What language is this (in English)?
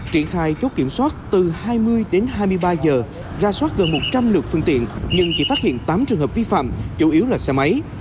Vietnamese